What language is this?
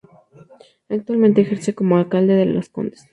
Spanish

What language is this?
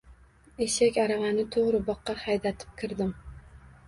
Uzbek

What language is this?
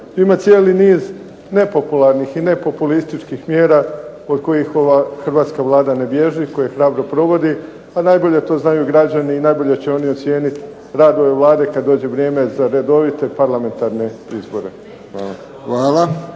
Croatian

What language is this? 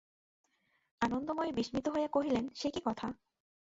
Bangla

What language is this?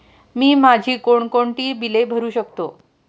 Marathi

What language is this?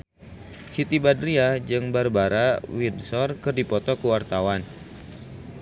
Sundanese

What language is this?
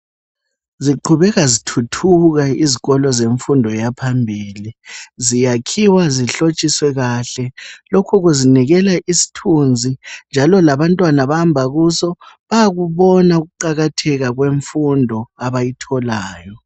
North Ndebele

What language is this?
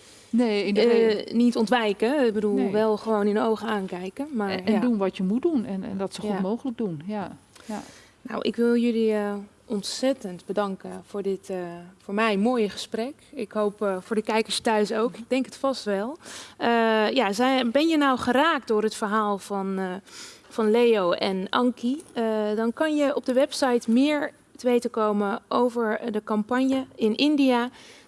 Dutch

